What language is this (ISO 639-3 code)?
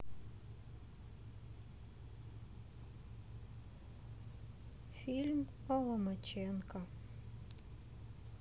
rus